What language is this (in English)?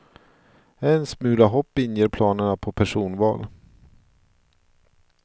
Swedish